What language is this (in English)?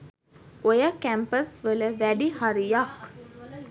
Sinhala